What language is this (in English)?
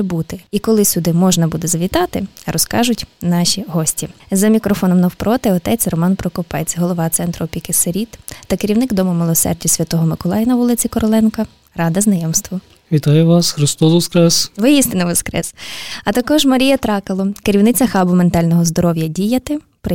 Ukrainian